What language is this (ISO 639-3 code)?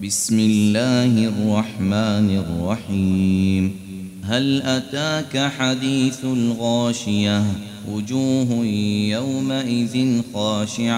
ara